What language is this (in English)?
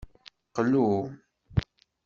Kabyle